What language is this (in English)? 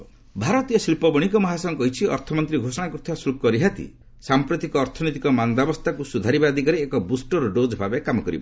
Odia